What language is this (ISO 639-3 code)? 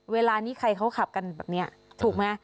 tha